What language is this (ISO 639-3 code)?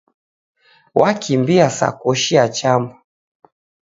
dav